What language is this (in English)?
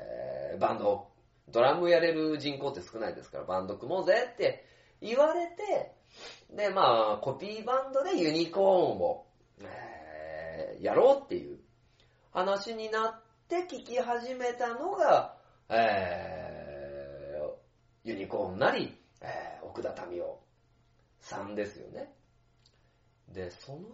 Japanese